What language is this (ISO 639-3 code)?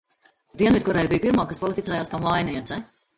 lav